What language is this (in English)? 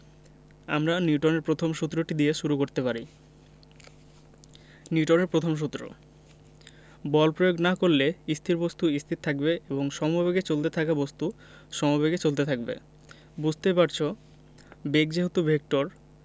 Bangla